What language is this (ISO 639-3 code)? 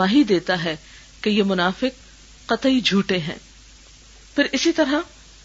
urd